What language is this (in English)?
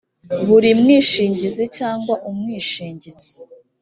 Kinyarwanda